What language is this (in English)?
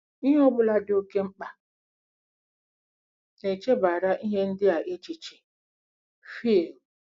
Igbo